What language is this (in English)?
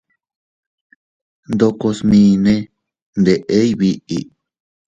Teutila Cuicatec